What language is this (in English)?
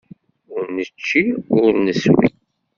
Kabyle